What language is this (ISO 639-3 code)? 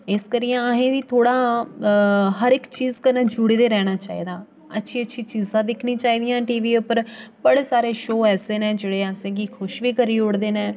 doi